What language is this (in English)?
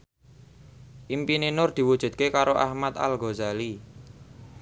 Javanese